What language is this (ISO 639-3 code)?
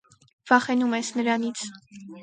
hye